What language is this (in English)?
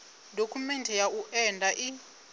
Venda